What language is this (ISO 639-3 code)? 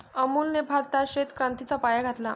mar